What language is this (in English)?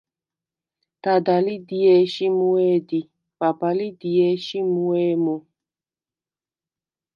Svan